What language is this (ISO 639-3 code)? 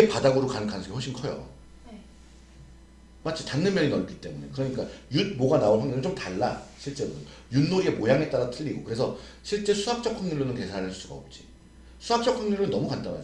kor